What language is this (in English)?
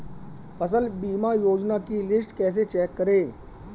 Hindi